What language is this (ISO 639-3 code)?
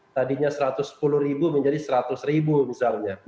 ind